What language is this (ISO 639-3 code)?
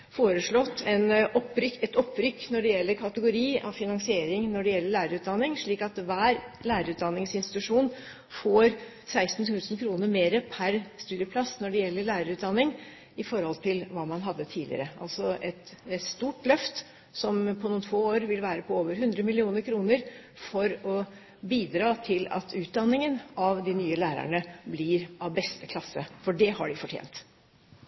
nob